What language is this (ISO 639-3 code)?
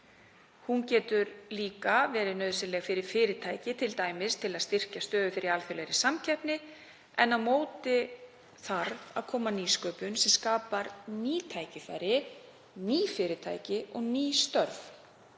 isl